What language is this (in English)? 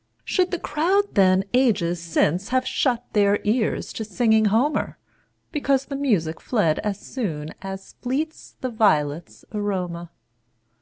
English